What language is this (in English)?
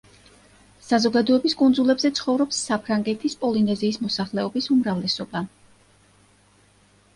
Georgian